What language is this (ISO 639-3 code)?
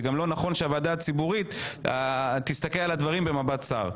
heb